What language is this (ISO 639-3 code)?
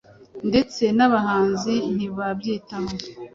kin